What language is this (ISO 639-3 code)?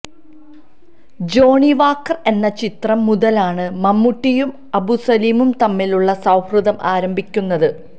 mal